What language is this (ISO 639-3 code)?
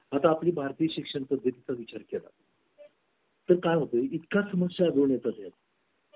mar